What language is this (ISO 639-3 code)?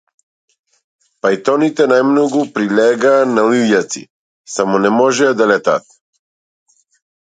mkd